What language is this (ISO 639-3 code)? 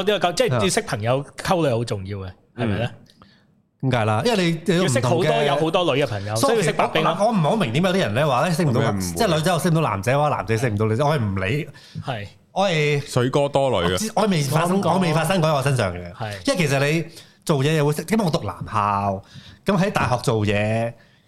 zho